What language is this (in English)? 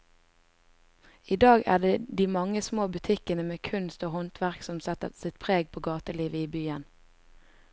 Norwegian